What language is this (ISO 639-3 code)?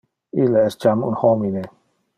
ina